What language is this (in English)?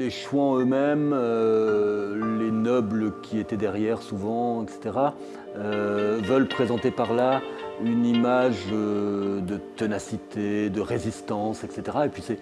French